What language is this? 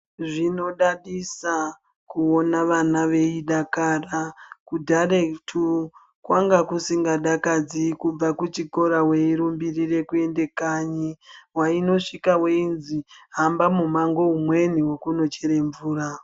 Ndau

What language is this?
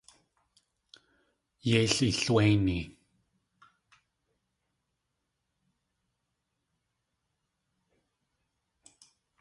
Tlingit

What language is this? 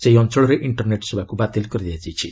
Odia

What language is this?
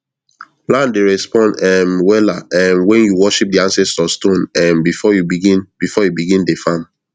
Nigerian Pidgin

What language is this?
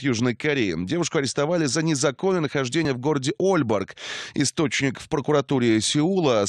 Russian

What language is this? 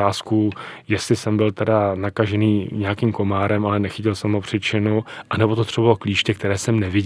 Czech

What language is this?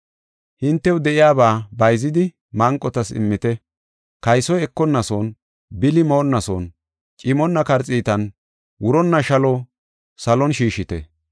Gofa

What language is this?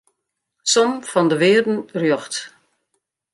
Western Frisian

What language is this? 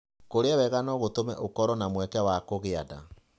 Kikuyu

